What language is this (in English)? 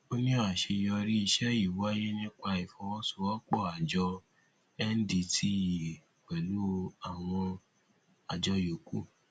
Yoruba